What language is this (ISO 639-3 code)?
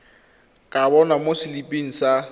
tsn